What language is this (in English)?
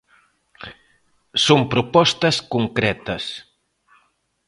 Galician